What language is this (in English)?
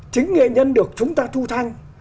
Vietnamese